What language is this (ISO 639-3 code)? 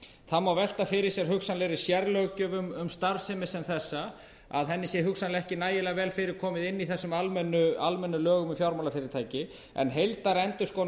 isl